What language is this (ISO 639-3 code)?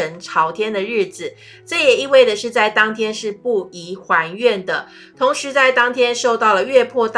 zho